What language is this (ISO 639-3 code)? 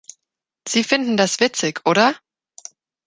deu